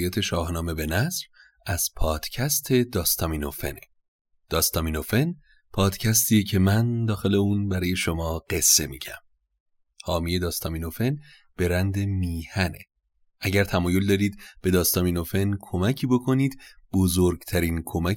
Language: Persian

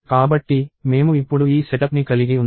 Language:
Telugu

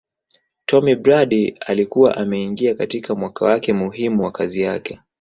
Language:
Swahili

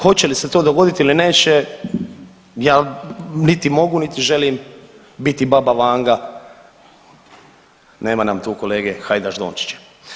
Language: Croatian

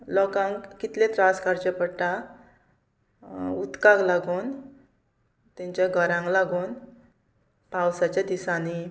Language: Konkani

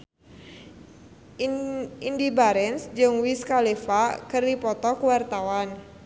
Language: Sundanese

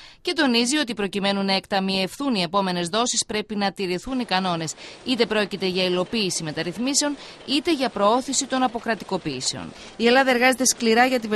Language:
Greek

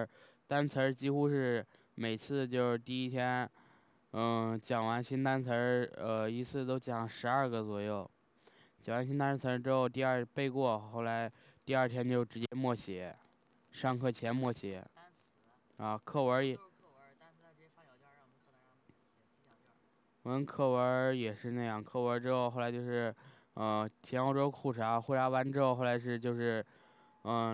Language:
Chinese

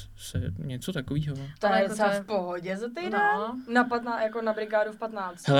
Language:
Czech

